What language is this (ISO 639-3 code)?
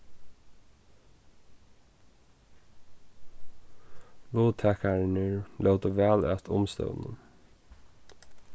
fao